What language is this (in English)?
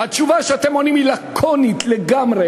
Hebrew